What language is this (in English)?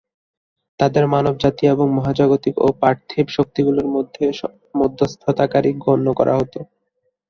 Bangla